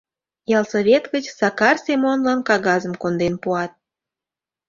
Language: Mari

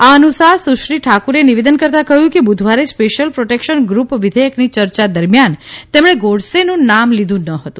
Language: Gujarati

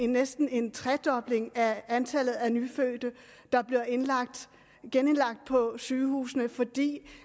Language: Danish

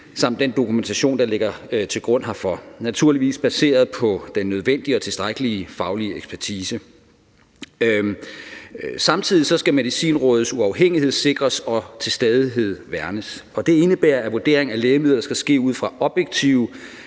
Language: Danish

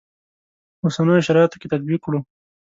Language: Pashto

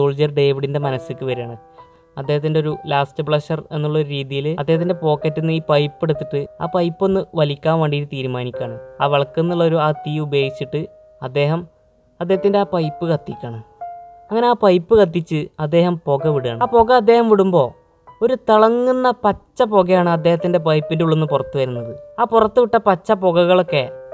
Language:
Malayalam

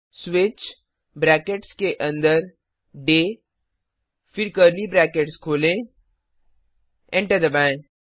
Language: Hindi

